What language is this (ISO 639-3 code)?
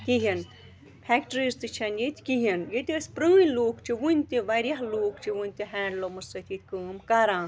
kas